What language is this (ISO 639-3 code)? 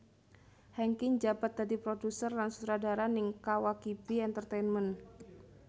jav